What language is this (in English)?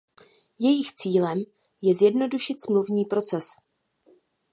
Czech